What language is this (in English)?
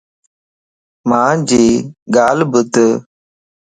Lasi